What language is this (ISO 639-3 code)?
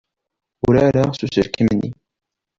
kab